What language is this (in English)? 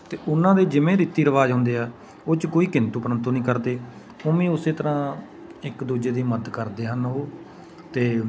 Punjabi